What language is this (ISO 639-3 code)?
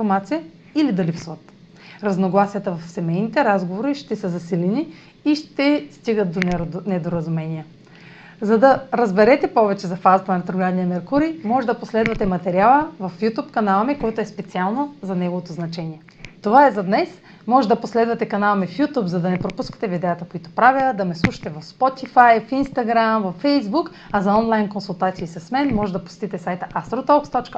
bul